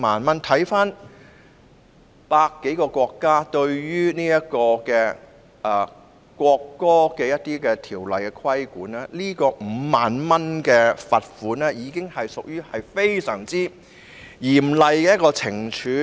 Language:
Cantonese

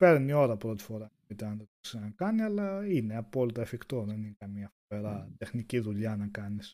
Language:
Greek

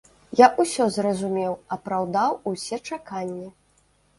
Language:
Belarusian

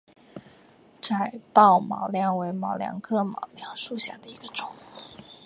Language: Chinese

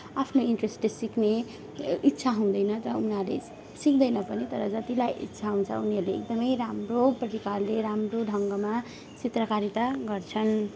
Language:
Nepali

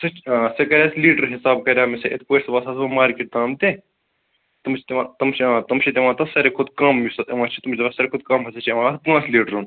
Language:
Kashmiri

